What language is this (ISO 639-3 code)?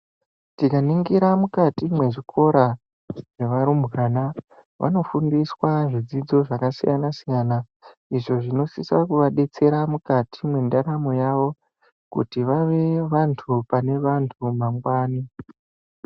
ndc